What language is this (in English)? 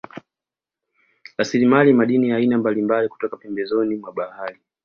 Swahili